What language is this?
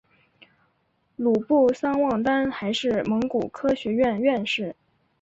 Chinese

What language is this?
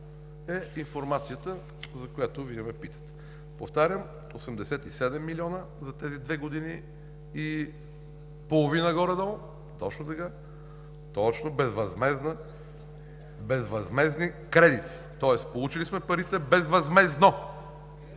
Bulgarian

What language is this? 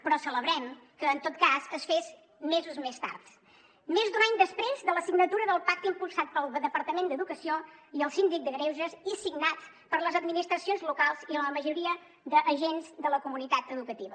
Catalan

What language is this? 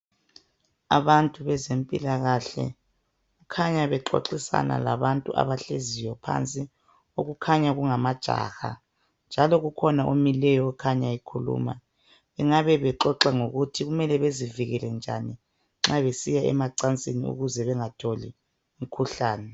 North Ndebele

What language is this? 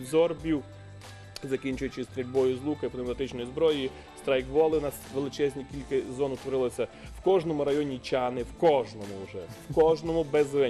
Ukrainian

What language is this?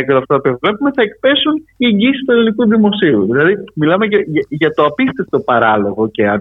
Greek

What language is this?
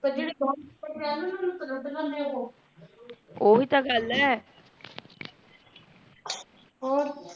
Punjabi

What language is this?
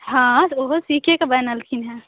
Maithili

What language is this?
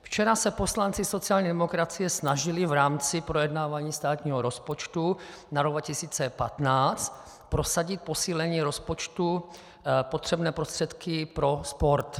Czech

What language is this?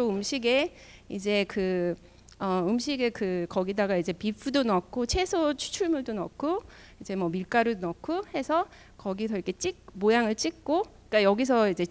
Korean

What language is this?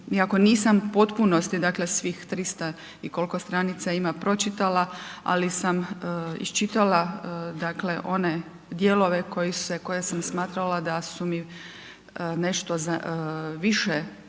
Croatian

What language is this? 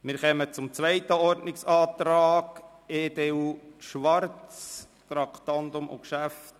Swiss German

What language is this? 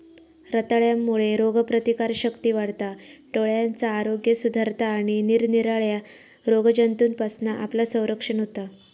Marathi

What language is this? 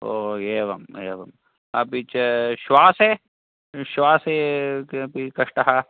Sanskrit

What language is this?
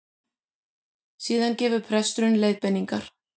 Icelandic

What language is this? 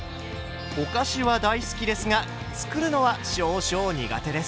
Japanese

